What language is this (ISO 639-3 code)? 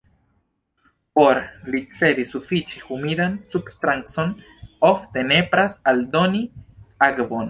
epo